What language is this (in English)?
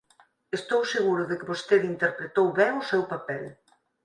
Galician